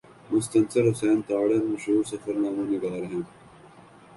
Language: Urdu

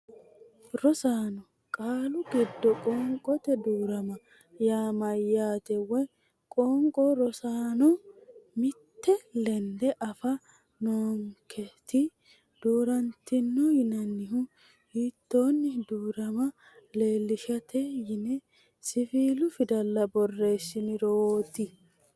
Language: Sidamo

